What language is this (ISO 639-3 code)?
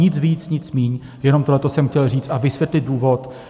ces